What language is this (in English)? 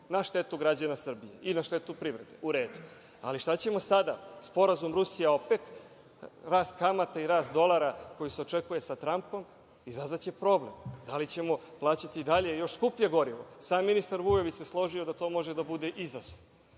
Serbian